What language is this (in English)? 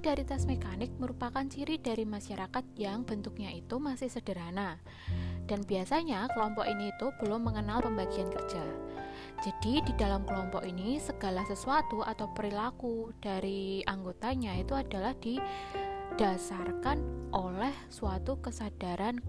Indonesian